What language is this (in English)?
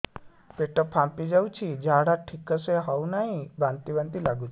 Odia